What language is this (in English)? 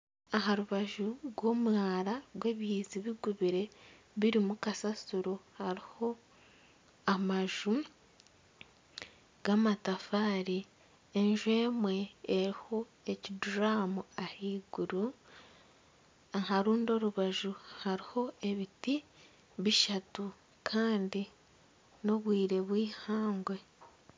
Nyankole